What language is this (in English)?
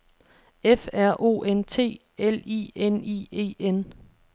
Danish